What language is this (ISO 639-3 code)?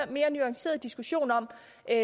dan